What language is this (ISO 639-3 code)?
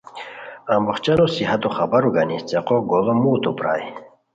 khw